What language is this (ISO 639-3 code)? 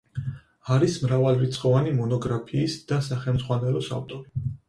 kat